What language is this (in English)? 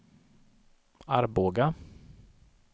Swedish